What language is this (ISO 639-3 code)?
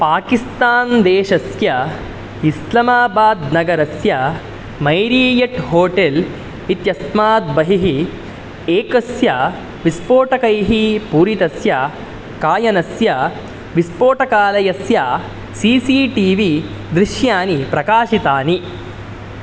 san